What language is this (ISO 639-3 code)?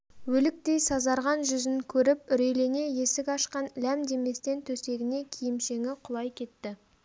kaz